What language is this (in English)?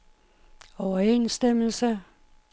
Danish